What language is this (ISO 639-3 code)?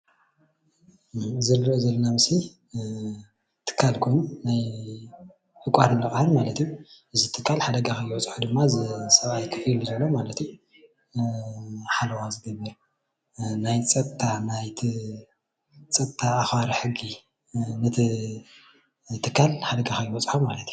tir